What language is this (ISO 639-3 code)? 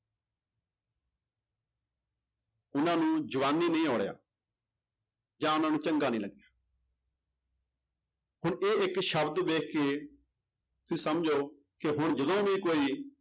pan